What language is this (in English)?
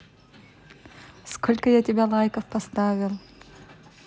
Russian